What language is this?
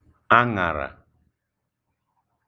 Igbo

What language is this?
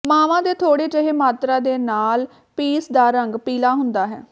Punjabi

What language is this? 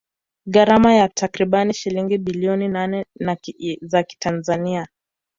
Swahili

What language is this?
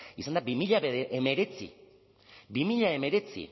Basque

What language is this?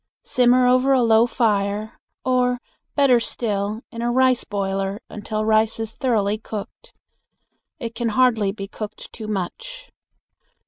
English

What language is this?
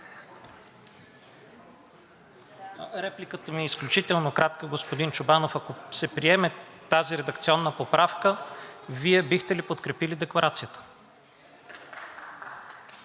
Bulgarian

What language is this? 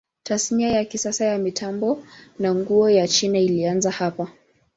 Swahili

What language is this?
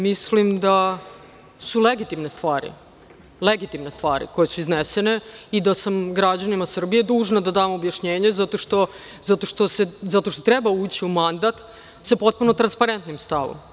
Serbian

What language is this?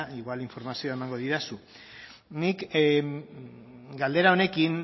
Basque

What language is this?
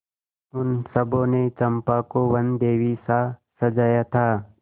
Hindi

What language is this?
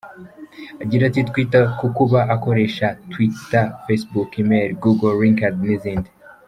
Kinyarwanda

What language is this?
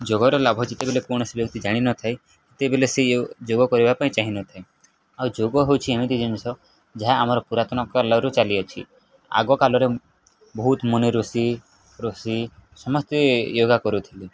Odia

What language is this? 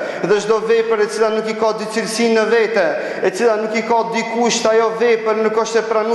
Arabic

